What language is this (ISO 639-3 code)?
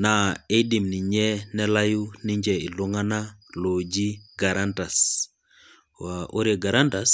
mas